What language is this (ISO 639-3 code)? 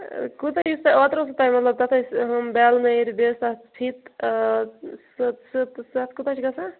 kas